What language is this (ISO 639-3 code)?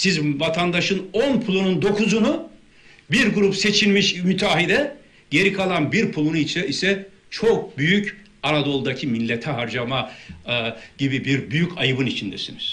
tur